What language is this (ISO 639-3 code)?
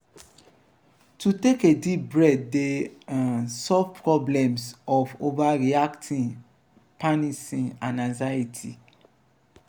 pcm